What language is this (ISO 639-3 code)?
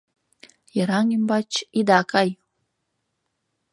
chm